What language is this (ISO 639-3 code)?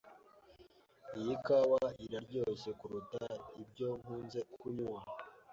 kin